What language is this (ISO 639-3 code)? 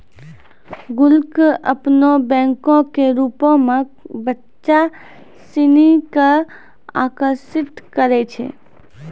mai